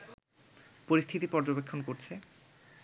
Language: Bangla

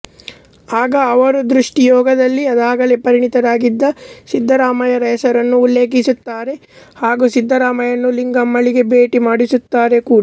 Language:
Kannada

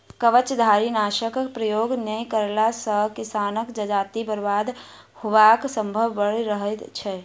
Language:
Maithili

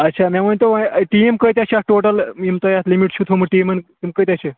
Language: Kashmiri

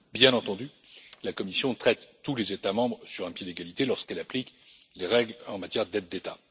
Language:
French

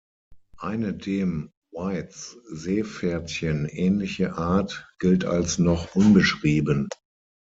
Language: German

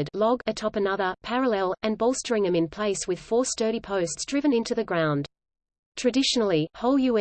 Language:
English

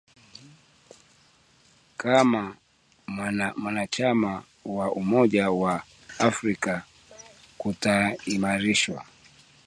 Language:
Swahili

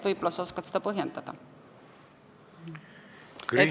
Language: Estonian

